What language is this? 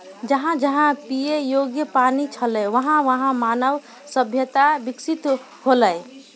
Maithili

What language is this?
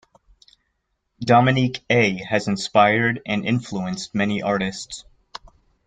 English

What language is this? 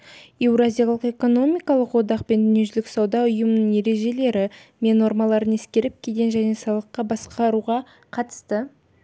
Kazakh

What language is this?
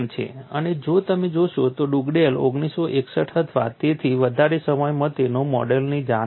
Gujarati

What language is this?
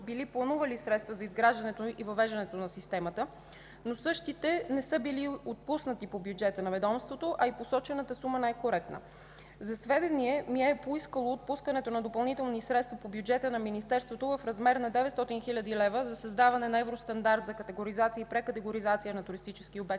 Bulgarian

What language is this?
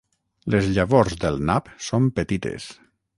Catalan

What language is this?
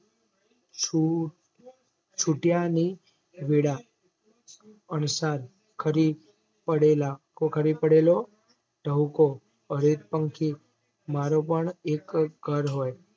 Gujarati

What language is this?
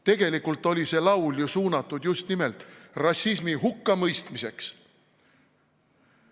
Estonian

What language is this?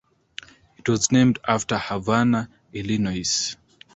English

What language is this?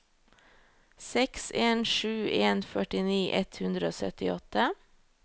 Norwegian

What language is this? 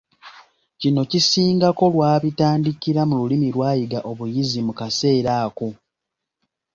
Ganda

